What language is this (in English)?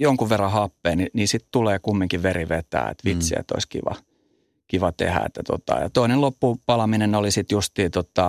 Finnish